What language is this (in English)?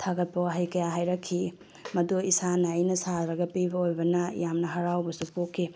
Manipuri